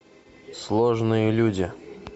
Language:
Russian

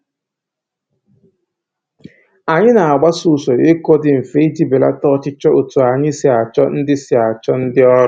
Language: Igbo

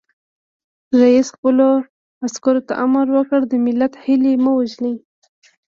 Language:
Pashto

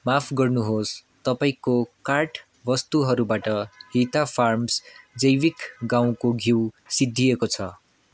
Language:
Nepali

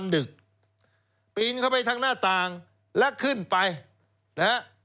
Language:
Thai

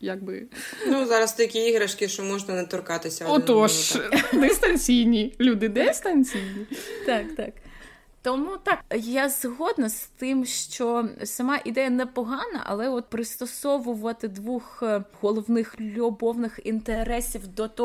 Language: Ukrainian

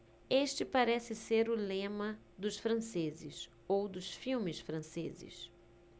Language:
Portuguese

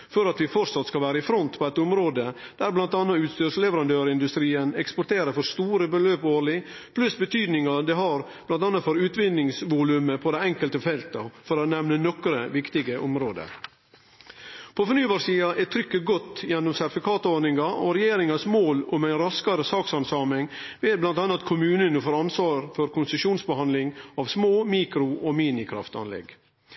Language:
Norwegian Nynorsk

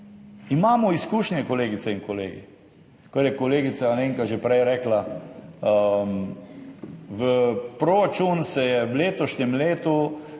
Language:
Slovenian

